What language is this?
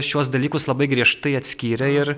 Lithuanian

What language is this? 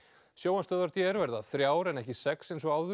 Icelandic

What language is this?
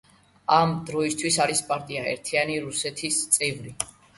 Georgian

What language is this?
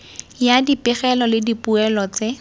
Tswana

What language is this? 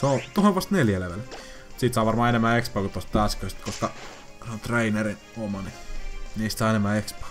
Finnish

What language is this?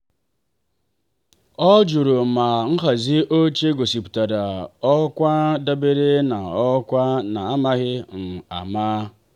Igbo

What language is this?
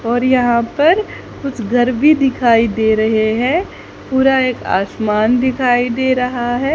Hindi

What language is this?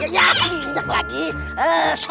Indonesian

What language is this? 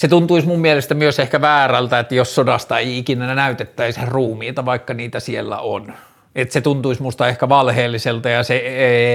Finnish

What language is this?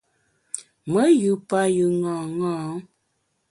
Bamun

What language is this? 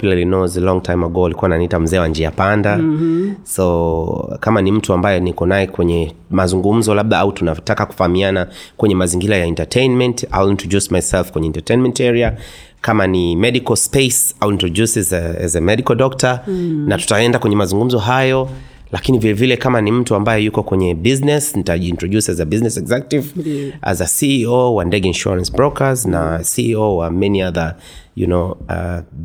Swahili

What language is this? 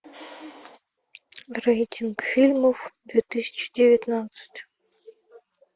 Russian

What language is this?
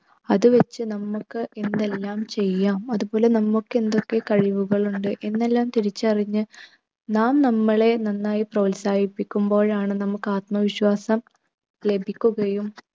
Malayalam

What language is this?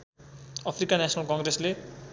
Nepali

